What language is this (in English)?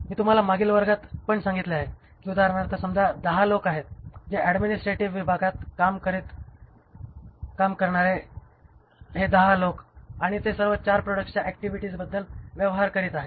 Marathi